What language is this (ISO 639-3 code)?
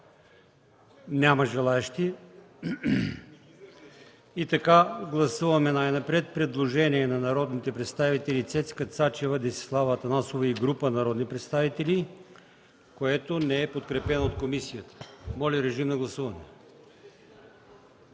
bul